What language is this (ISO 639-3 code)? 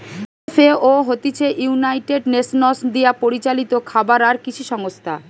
ben